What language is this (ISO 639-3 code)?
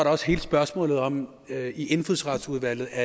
dan